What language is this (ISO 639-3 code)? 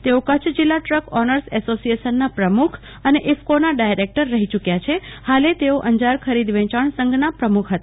guj